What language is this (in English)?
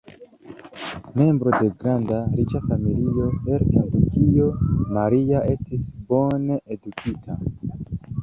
Esperanto